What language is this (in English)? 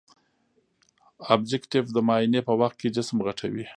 Pashto